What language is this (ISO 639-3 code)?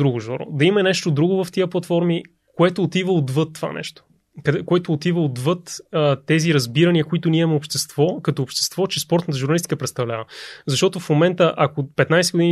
bul